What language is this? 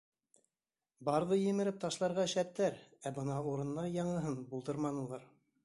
Bashkir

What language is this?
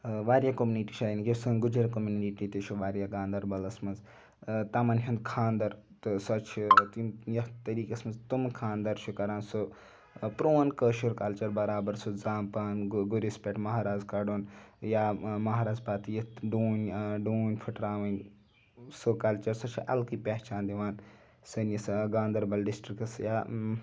Kashmiri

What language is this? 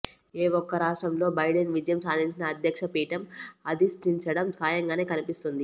Telugu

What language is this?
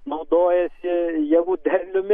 Lithuanian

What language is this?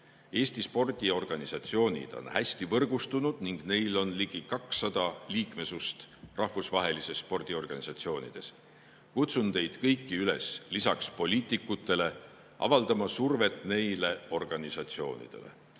Estonian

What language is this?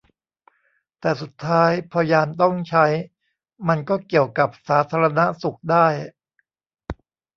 Thai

